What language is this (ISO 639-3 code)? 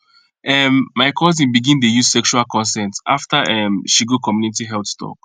pcm